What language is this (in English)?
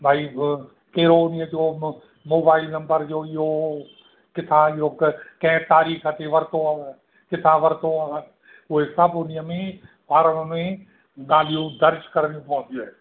Sindhi